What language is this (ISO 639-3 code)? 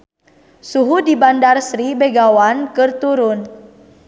sun